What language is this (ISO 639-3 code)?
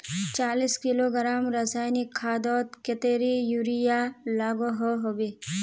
mag